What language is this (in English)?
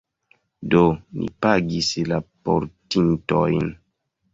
Esperanto